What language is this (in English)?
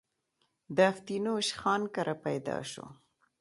Pashto